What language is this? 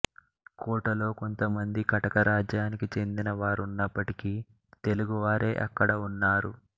Telugu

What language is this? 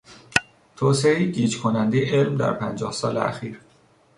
Persian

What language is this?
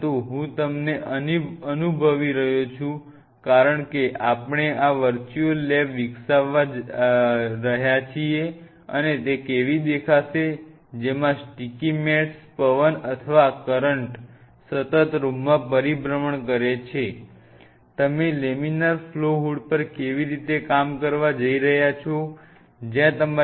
Gujarati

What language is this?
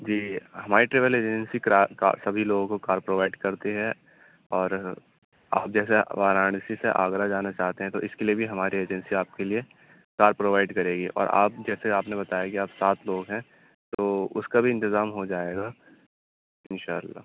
Urdu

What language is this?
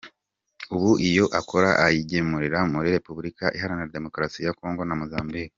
Kinyarwanda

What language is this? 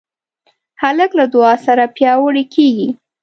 Pashto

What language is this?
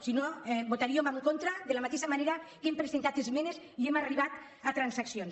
Catalan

